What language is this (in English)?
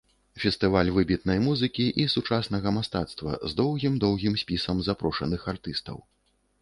Belarusian